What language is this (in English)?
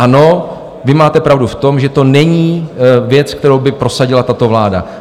Czech